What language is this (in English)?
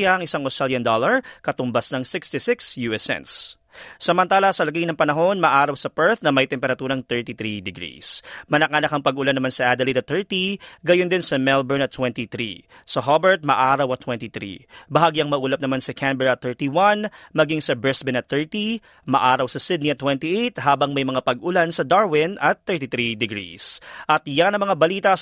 Filipino